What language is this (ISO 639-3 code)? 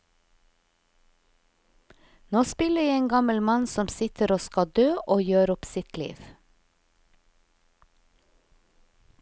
nor